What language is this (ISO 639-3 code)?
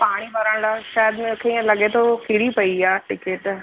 snd